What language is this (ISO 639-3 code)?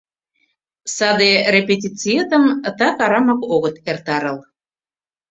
chm